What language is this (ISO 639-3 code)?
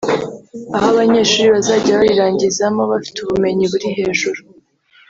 kin